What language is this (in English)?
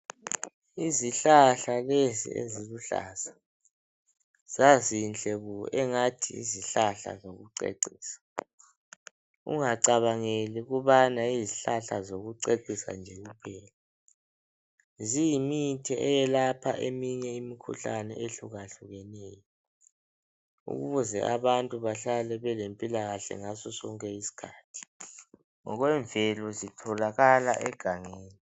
North Ndebele